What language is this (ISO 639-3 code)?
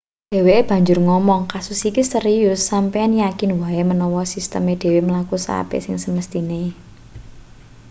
jav